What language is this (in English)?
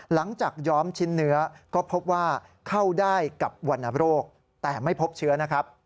Thai